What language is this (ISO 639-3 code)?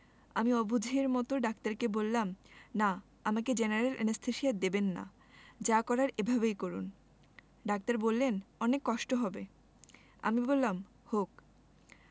ben